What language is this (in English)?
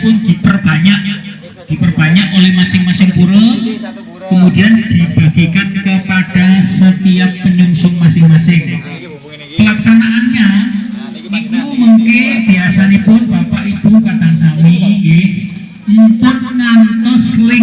Indonesian